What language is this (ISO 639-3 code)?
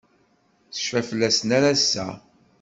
kab